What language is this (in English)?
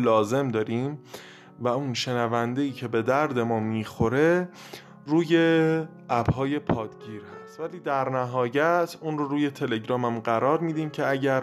Persian